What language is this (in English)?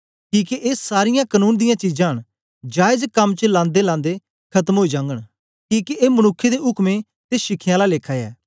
Dogri